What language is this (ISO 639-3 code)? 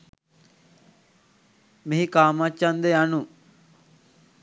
sin